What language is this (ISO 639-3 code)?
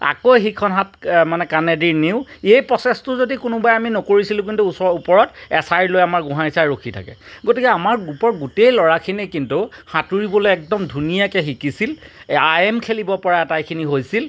asm